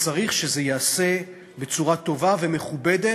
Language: Hebrew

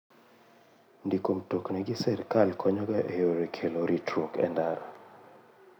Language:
Luo (Kenya and Tanzania)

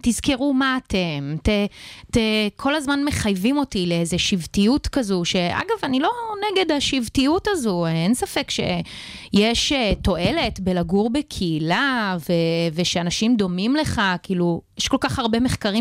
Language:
Hebrew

